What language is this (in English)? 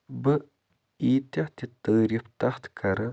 Kashmiri